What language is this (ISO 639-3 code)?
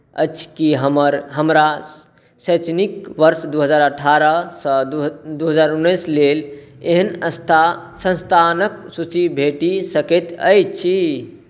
mai